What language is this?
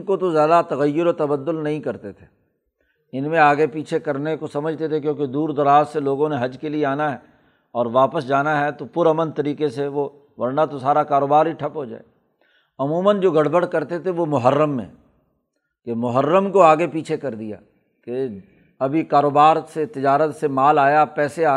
Urdu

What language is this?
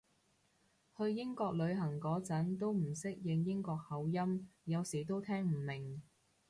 Cantonese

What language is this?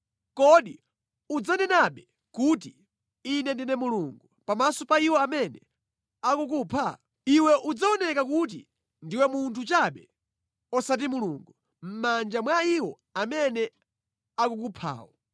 Nyanja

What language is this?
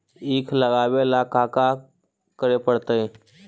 Magahi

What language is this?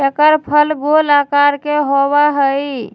Magahi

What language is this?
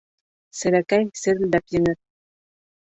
Bashkir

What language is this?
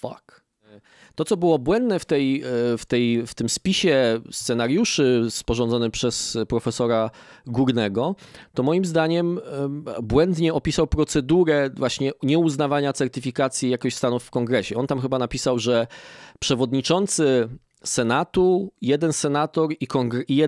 Polish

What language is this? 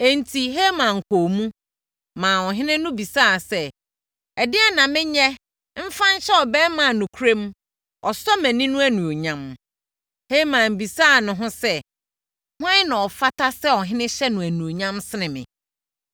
Akan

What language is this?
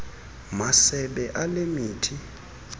Xhosa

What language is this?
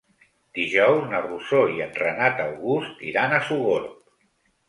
Catalan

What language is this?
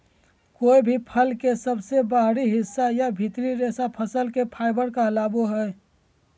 Magahi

